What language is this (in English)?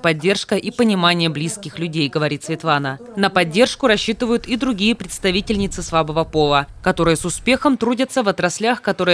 Russian